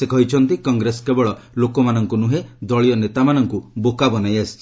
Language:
Odia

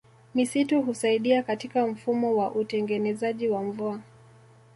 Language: Swahili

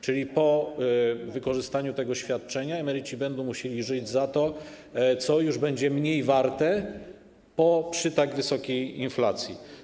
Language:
Polish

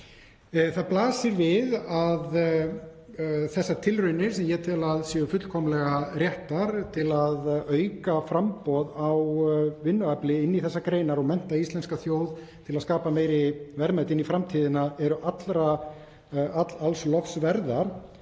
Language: Icelandic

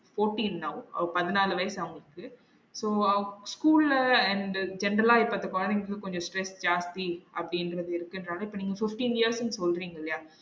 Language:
Tamil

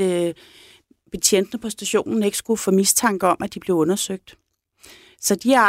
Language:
Danish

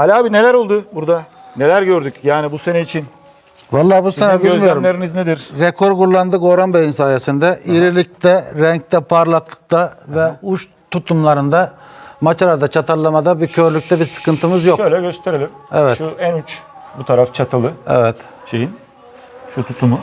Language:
Turkish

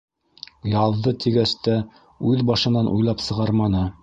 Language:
Bashkir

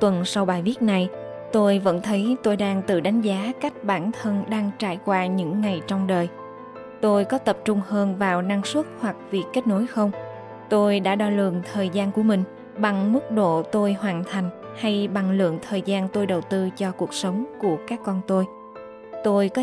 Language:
Vietnamese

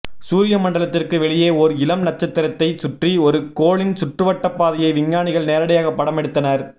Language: Tamil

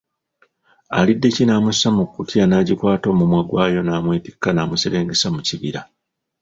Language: Ganda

